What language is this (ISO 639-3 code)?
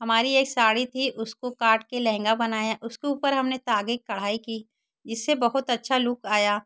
hin